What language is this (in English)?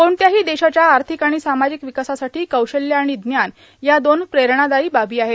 Marathi